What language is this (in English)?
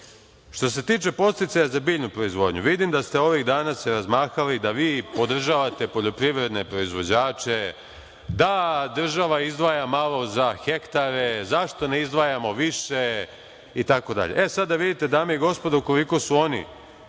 Serbian